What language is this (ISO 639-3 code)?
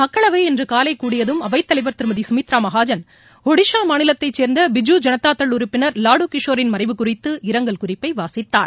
tam